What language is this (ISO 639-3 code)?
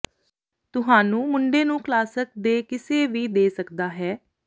pan